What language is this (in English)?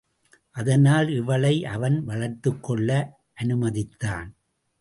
Tamil